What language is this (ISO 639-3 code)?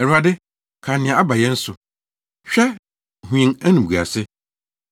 aka